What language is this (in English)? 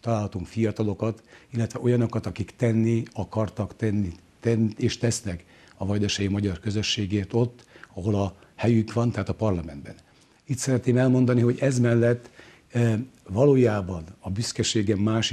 Hungarian